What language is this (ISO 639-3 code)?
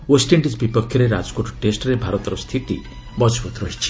ori